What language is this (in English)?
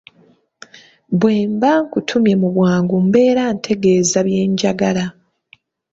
Ganda